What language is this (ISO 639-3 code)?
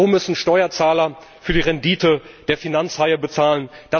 deu